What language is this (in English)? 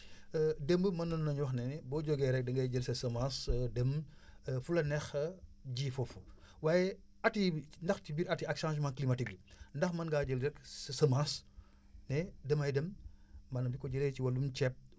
Wolof